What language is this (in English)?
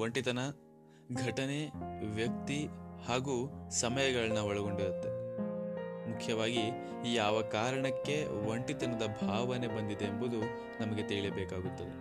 Kannada